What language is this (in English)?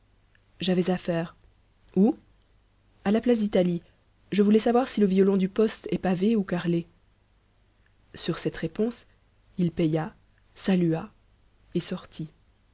French